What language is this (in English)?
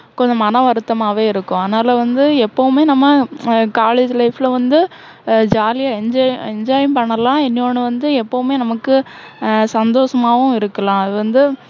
Tamil